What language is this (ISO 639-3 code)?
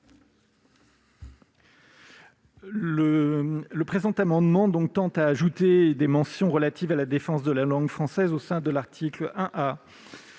fra